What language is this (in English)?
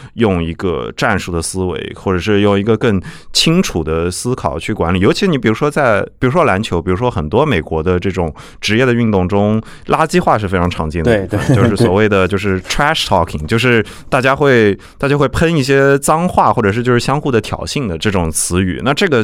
Chinese